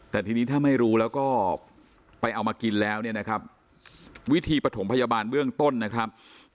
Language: Thai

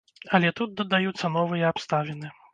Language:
Belarusian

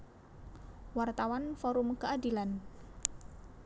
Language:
Javanese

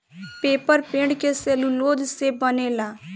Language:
Bhojpuri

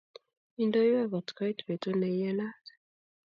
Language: Kalenjin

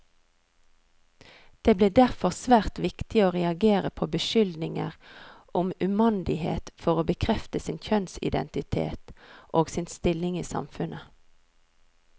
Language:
Norwegian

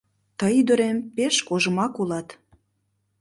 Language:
Mari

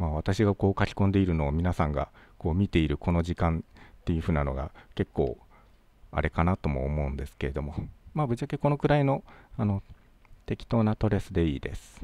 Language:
Japanese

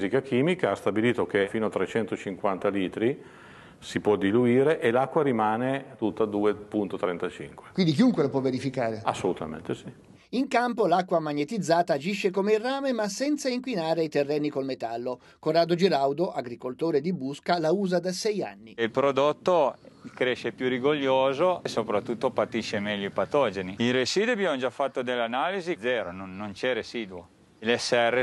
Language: Italian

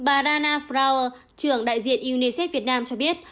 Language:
Vietnamese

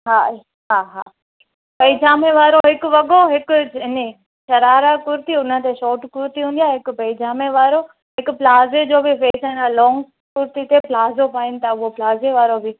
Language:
Sindhi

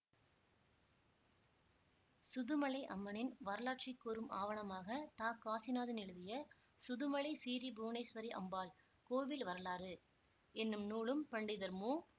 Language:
Tamil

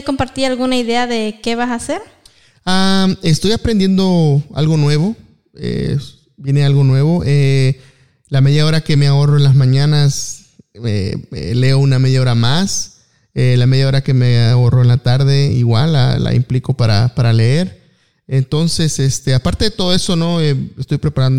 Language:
Spanish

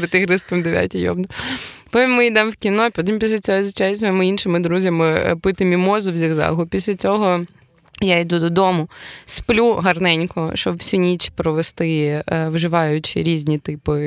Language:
Ukrainian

